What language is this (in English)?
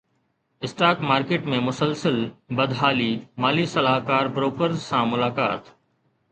Sindhi